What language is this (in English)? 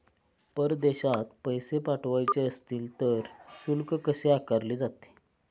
Marathi